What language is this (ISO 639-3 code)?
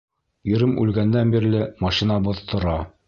bak